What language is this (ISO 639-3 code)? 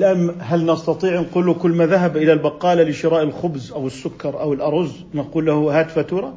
ara